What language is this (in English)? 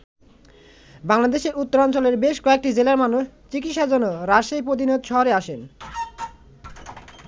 Bangla